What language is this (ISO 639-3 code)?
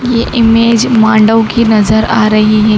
hin